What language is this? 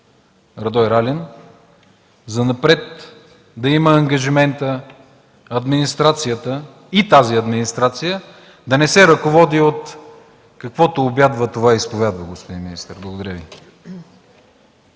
Bulgarian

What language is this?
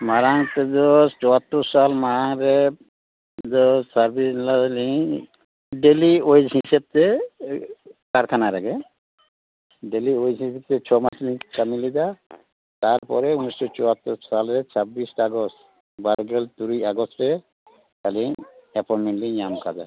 Santali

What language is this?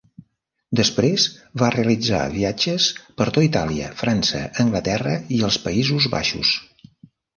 Catalan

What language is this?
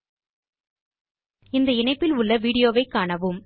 Tamil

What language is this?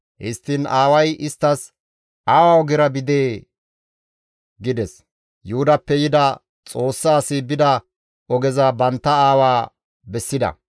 Gamo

